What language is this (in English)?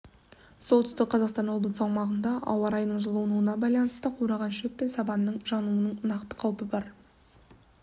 Kazakh